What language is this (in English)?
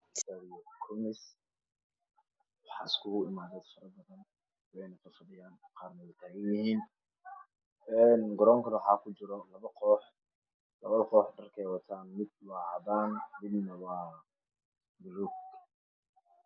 Somali